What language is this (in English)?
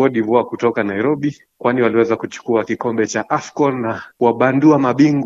Swahili